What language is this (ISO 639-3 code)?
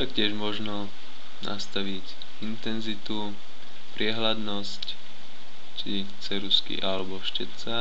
slk